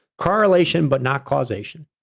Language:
English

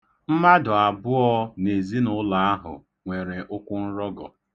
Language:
Igbo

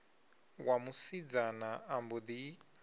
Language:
Venda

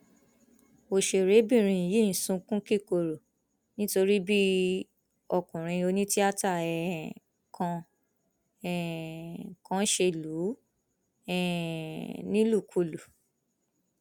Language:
Yoruba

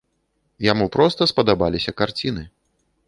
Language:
Belarusian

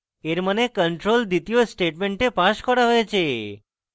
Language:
Bangla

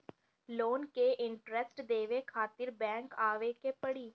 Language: Bhojpuri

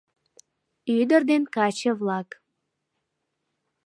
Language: Mari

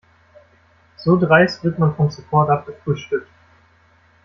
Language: German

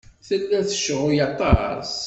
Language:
Kabyle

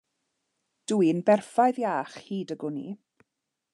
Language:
Welsh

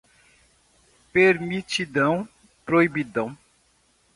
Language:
Portuguese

